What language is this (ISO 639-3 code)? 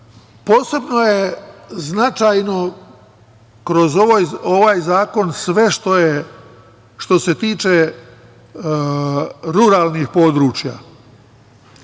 srp